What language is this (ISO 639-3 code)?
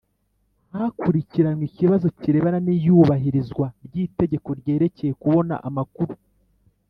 kin